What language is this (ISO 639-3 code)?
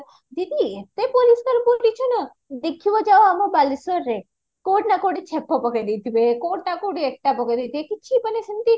ori